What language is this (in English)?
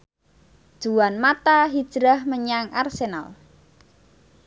Javanese